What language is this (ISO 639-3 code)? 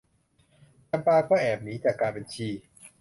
tha